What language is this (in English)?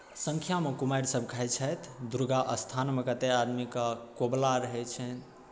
Maithili